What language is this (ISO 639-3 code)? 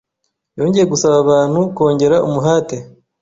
kin